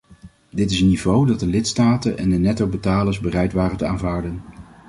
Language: Dutch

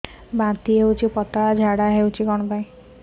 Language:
Odia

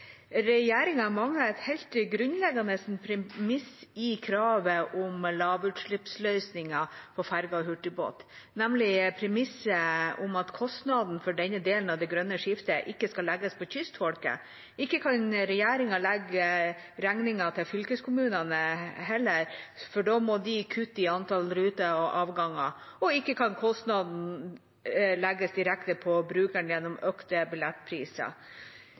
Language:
Norwegian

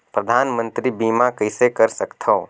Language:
Chhattisgarhi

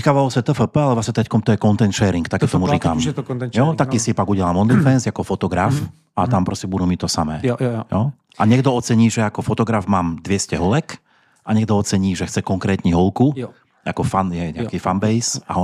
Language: Czech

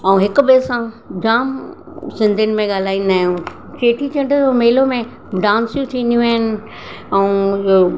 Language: Sindhi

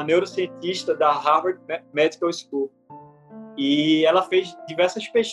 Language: Portuguese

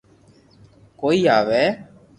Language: Loarki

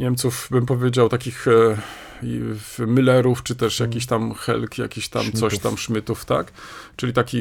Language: Polish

